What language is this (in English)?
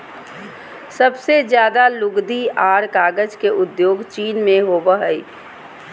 Magahi